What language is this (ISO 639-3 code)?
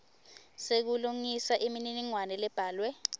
ssw